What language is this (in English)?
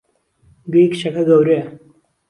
Central Kurdish